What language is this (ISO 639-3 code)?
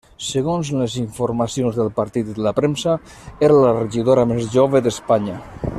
cat